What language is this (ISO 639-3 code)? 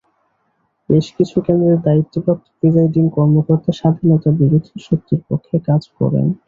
ben